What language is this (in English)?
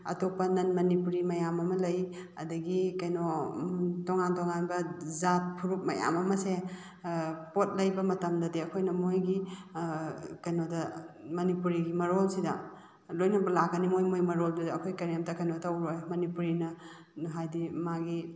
Manipuri